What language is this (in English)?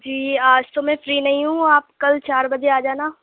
Urdu